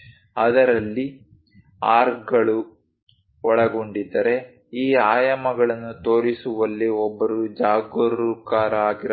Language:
Kannada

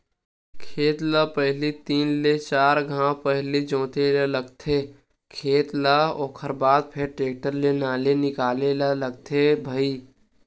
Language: Chhattisgarhi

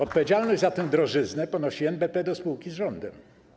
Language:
Polish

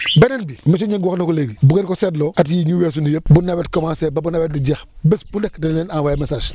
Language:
Wolof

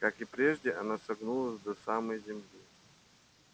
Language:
Russian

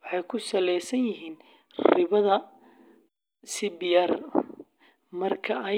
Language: Somali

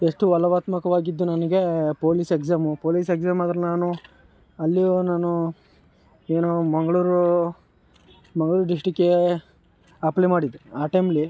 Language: Kannada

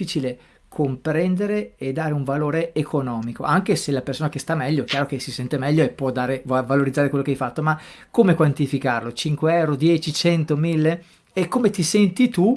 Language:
Italian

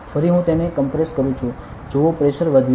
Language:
Gujarati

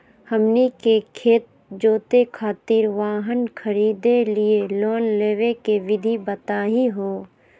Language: Magahi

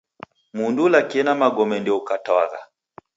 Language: Taita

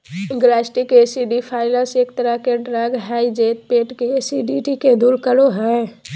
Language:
Magahi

